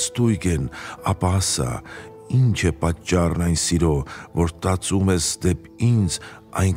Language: Romanian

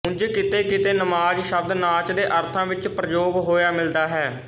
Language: Punjabi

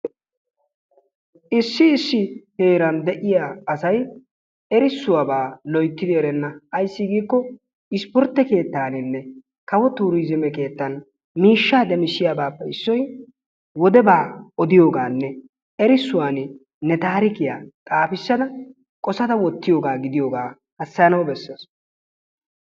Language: Wolaytta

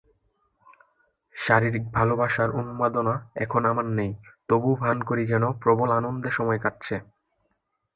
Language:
Bangla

